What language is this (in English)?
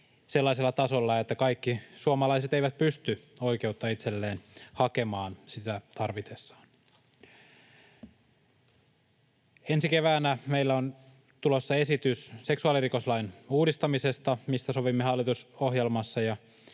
Finnish